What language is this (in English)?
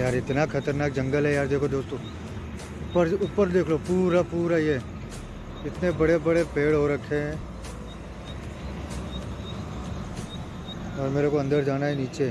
Hindi